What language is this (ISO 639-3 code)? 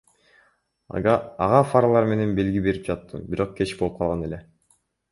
kir